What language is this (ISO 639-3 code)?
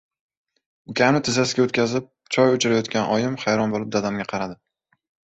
uzb